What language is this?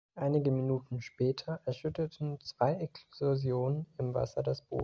German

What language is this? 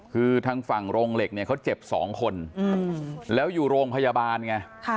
Thai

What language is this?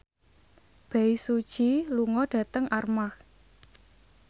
Javanese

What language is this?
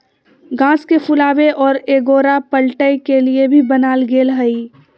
Magahi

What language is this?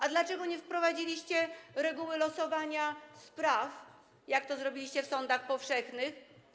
Polish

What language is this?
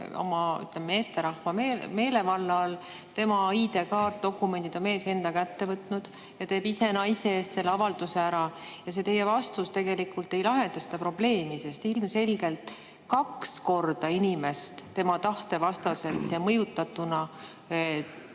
Estonian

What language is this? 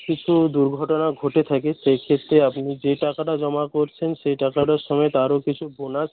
Bangla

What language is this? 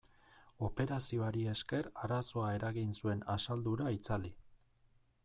Basque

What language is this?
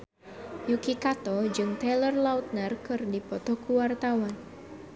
Sundanese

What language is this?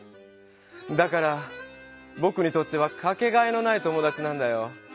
Japanese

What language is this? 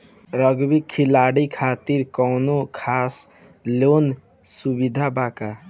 Bhojpuri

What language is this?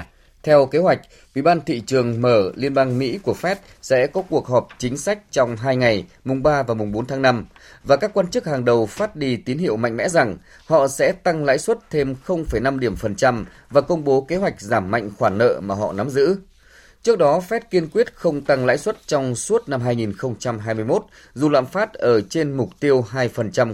Vietnamese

